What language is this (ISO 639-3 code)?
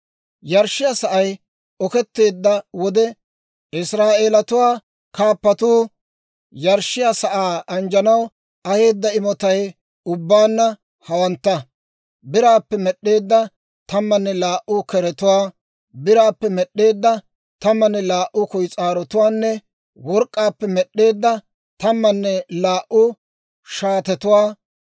dwr